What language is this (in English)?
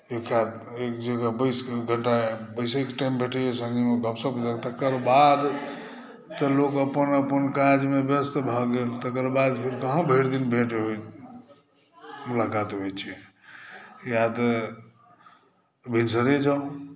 Maithili